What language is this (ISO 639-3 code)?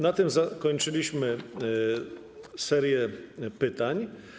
pol